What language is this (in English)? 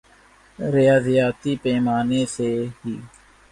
Urdu